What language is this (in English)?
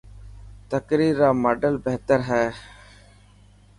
Dhatki